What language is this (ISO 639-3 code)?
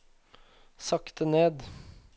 nor